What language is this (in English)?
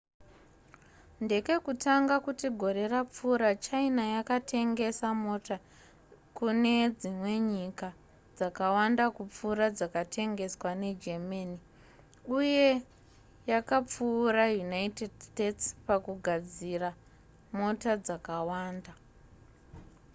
Shona